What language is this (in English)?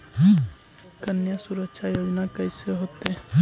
Magahi